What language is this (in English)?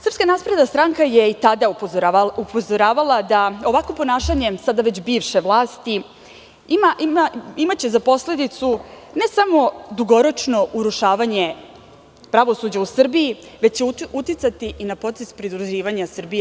Serbian